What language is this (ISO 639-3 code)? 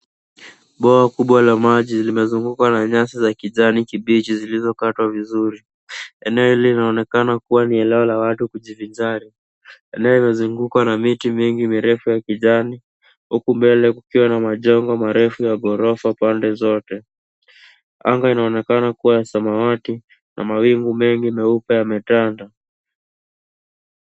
swa